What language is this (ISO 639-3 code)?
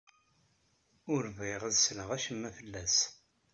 kab